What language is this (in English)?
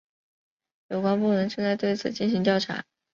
Chinese